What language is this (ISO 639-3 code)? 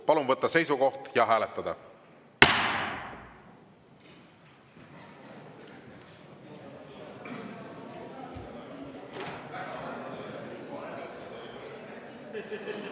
est